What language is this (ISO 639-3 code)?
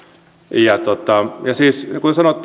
fin